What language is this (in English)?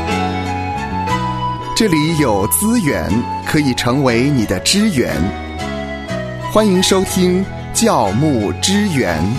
Chinese